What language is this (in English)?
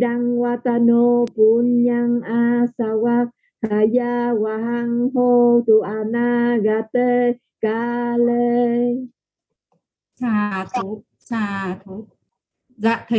Vietnamese